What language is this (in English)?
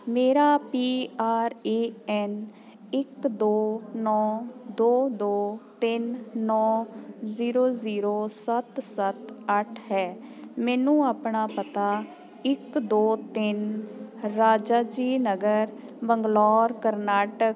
Punjabi